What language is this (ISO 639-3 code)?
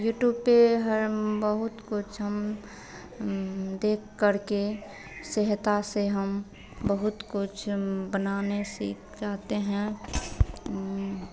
hin